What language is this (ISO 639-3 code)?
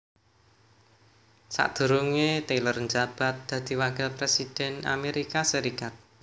jav